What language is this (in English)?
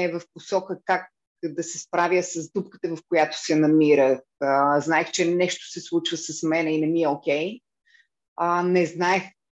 Bulgarian